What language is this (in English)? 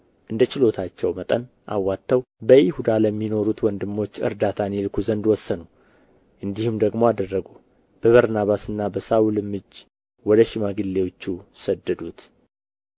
Amharic